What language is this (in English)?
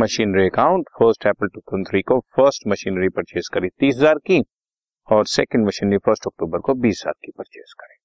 Hindi